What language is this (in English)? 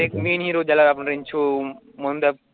Marathi